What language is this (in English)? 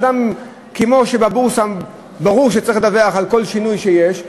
Hebrew